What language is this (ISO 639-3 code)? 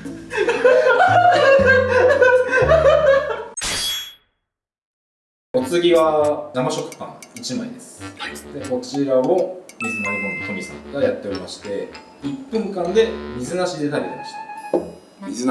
jpn